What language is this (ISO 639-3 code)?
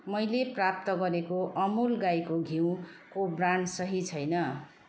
nep